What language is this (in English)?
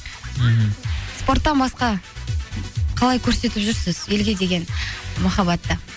Kazakh